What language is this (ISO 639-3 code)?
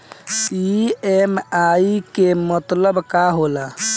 bho